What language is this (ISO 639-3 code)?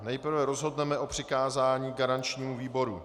ces